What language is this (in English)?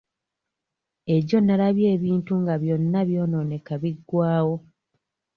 Ganda